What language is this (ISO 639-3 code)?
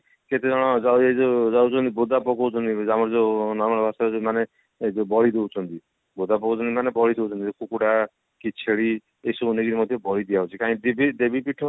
ori